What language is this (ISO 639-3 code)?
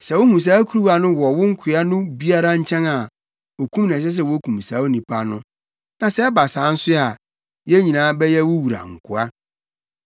aka